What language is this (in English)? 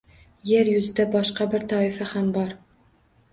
Uzbek